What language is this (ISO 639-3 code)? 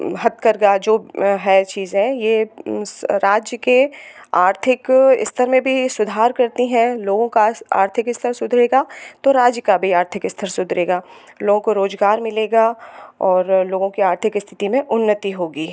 hin